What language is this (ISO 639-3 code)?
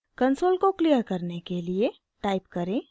hin